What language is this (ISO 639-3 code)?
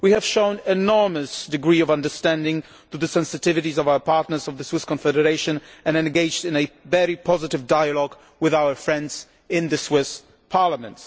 eng